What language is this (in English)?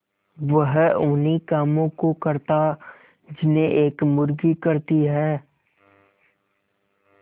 Hindi